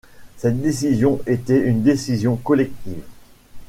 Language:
French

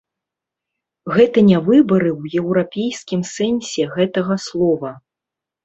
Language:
Belarusian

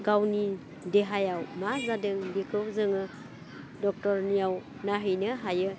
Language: Bodo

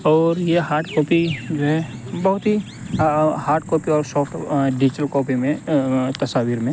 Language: Urdu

